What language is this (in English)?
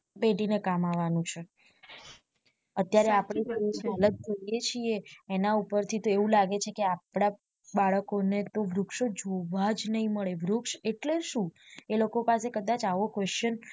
Gujarati